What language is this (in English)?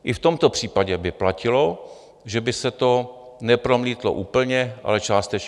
Czech